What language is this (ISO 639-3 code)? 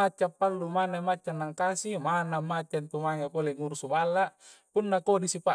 kjc